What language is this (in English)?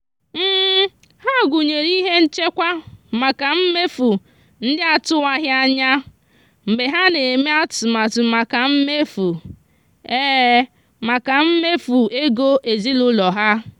Igbo